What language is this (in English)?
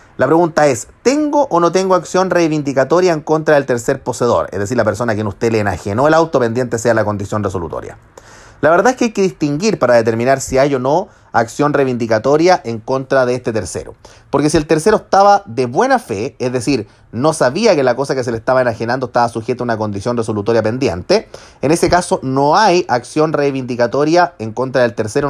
Spanish